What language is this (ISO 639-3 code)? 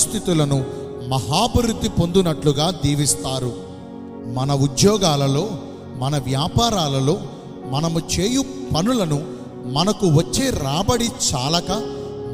tel